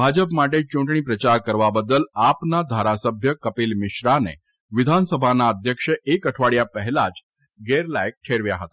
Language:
Gujarati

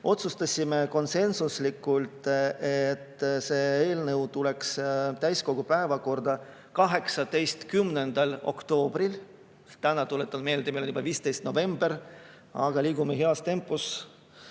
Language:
Estonian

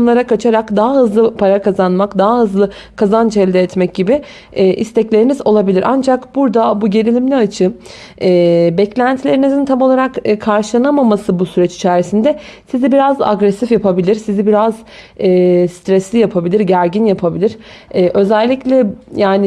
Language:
Turkish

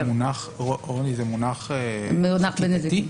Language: Hebrew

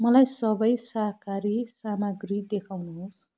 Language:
Nepali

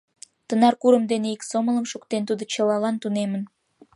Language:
Mari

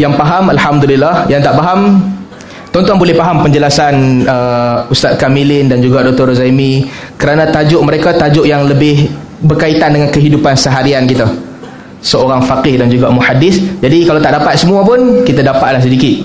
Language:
Malay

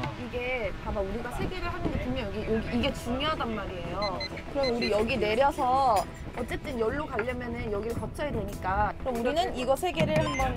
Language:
Korean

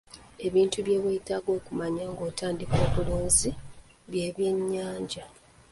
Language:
Ganda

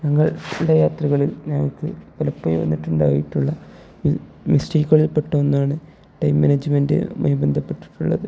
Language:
Malayalam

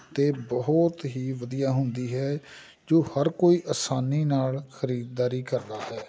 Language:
Punjabi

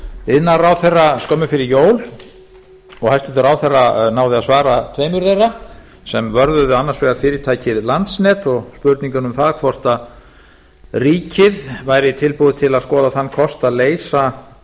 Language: Icelandic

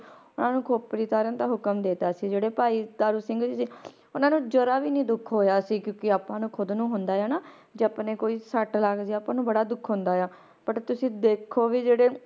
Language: Punjabi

